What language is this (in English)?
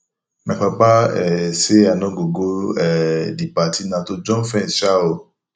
Nigerian Pidgin